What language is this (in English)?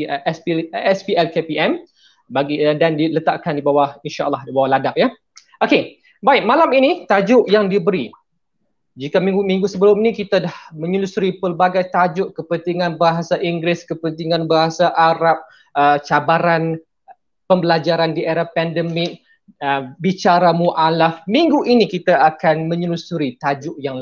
Malay